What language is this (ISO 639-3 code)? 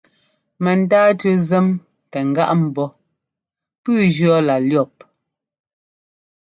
jgo